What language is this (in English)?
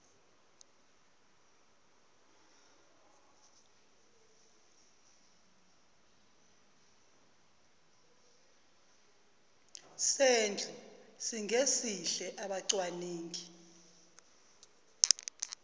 Zulu